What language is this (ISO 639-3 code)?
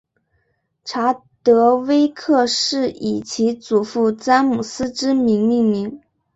zho